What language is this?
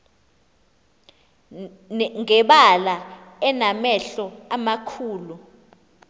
Xhosa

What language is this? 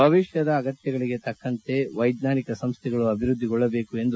Kannada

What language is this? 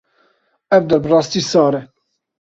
Kurdish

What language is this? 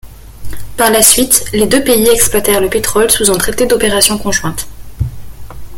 French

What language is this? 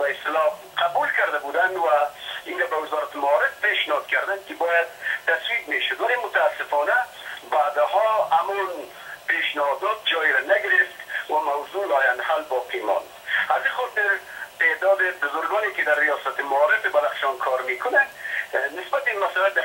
Persian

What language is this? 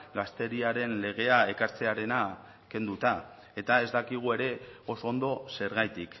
Basque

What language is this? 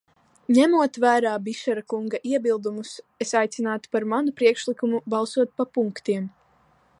Latvian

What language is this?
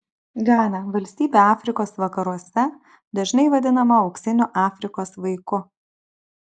Lithuanian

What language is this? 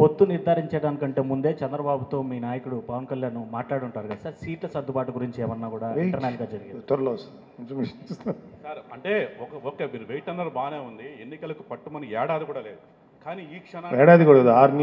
Hindi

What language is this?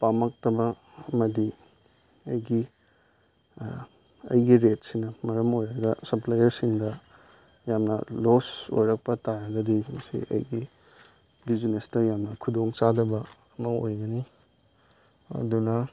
Manipuri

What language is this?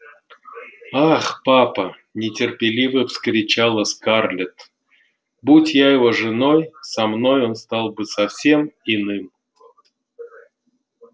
Russian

